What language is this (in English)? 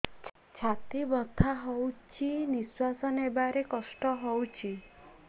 Odia